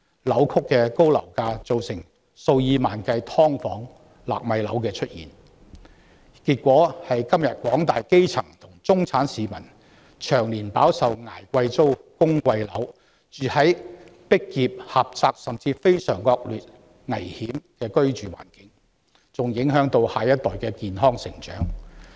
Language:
Cantonese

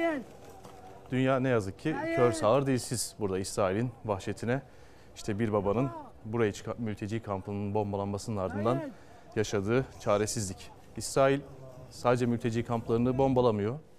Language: Turkish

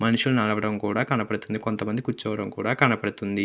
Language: Telugu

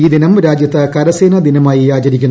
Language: Malayalam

